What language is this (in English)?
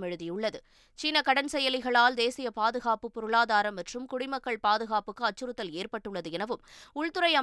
Tamil